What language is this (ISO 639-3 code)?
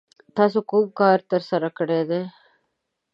pus